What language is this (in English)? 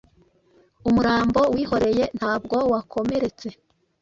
Kinyarwanda